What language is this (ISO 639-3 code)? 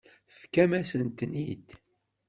kab